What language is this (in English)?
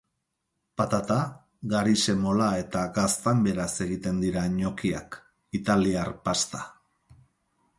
Basque